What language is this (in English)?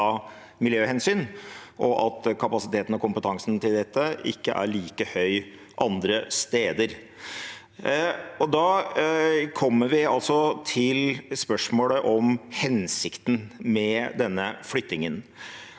Norwegian